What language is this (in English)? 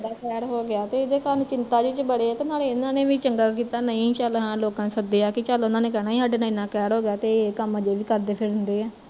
Punjabi